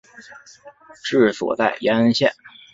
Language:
Chinese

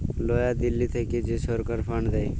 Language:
Bangla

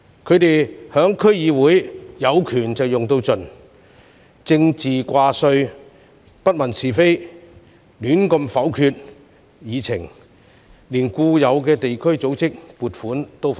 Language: Cantonese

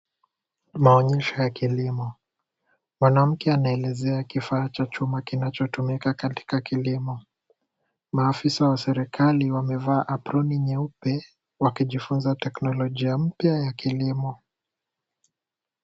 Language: Swahili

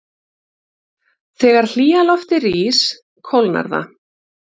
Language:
Icelandic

